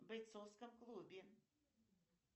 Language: Russian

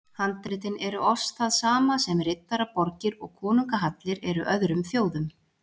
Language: Icelandic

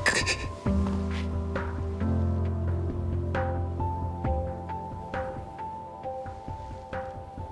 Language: Japanese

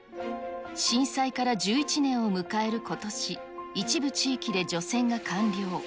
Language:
Japanese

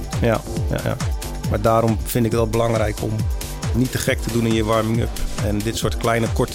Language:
Dutch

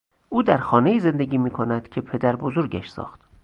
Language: Persian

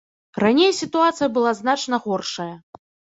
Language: Belarusian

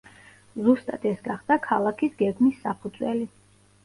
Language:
Georgian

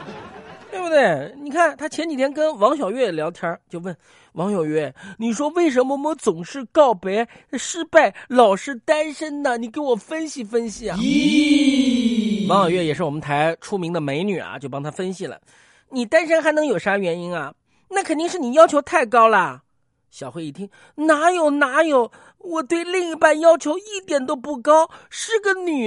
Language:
Chinese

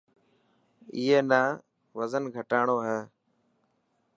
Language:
Dhatki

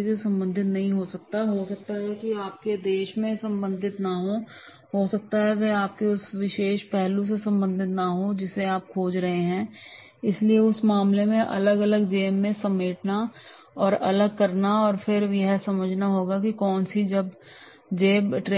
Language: Hindi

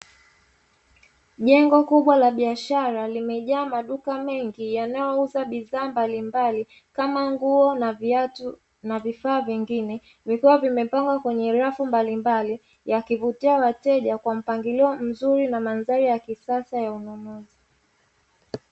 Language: Swahili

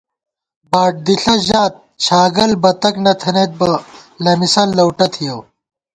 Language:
Gawar-Bati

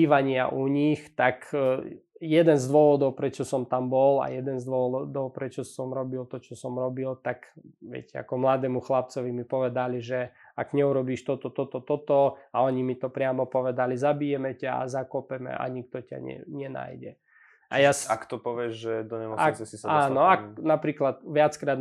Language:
Slovak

